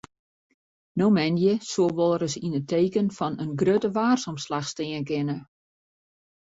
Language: Western Frisian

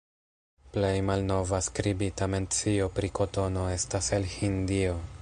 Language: Esperanto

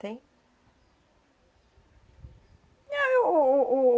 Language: Portuguese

